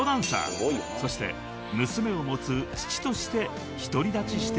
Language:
Japanese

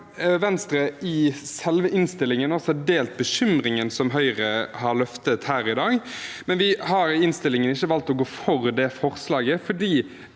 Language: Norwegian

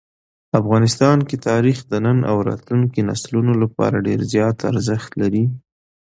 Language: Pashto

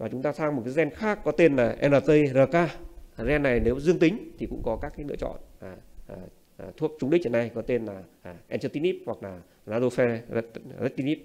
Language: Vietnamese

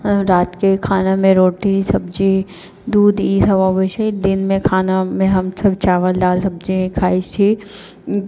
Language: Maithili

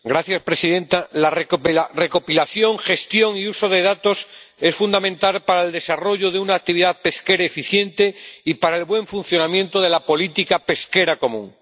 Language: Spanish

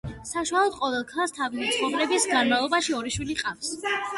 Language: Georgian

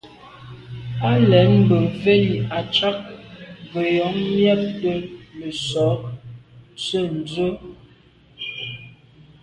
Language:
Medumba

